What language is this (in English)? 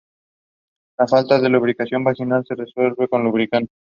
Spanish